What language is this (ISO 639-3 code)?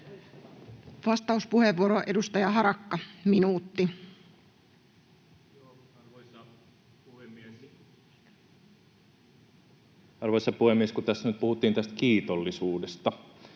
fin